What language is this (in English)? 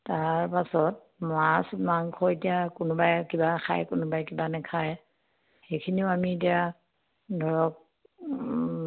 Assamese